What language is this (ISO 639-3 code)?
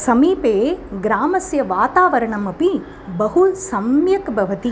san